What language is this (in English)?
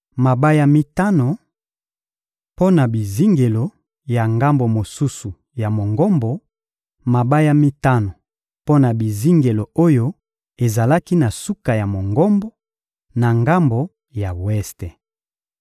Lingala